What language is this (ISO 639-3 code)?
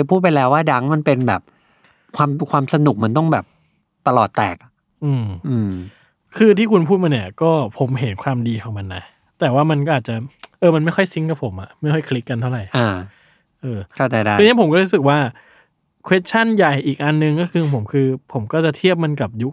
tha